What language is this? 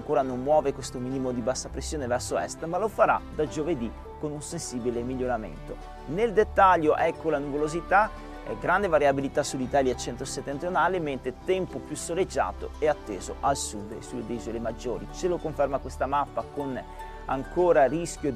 Italian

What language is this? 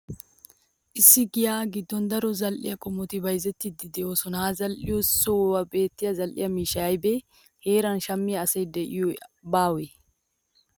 Wolaytta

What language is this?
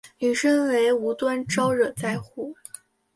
Chinese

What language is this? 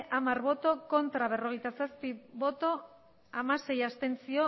Basque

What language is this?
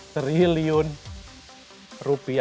Indonesian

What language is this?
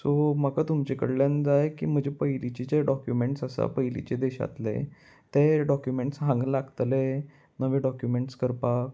Konkani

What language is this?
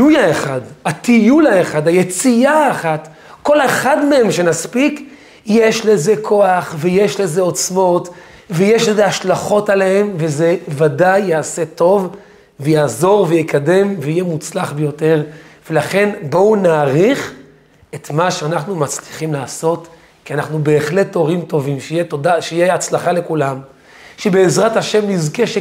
Hebrew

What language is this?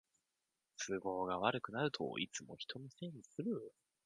Japanese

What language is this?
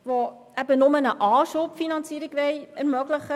Swiss German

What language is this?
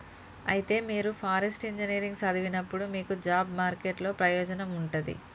Telugu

